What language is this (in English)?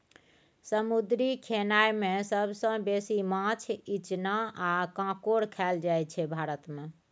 Maithili